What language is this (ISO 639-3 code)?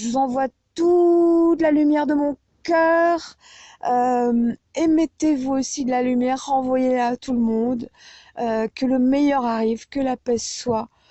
fra